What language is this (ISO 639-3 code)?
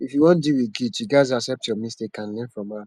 pcm